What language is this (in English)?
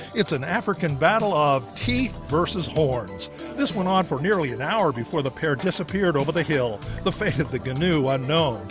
English